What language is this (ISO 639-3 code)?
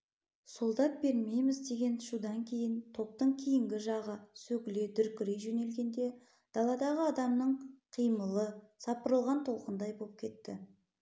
kaz